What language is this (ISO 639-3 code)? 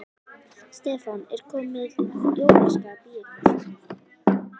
isl